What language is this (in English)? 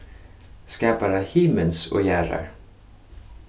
Faroese